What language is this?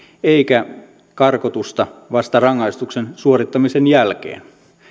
Finnish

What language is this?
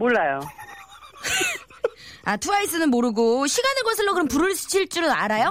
Korean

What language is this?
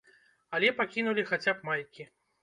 Belarusian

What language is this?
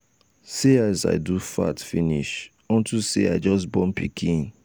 Nigerian Pidgin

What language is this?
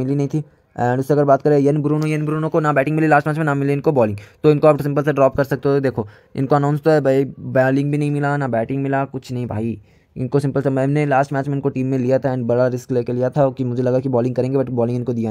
Hindi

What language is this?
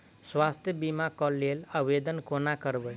Maithili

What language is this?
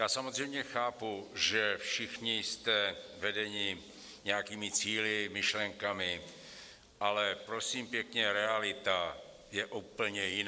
Czech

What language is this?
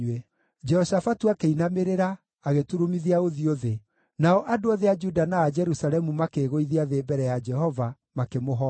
Kikuyu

